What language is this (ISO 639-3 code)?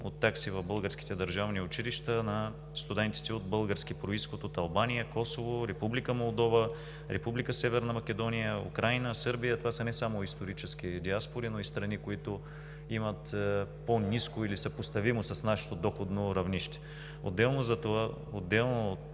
bul